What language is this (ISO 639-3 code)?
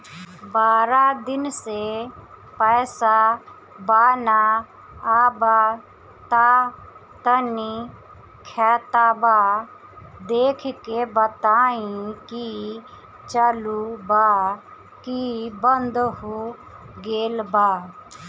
bho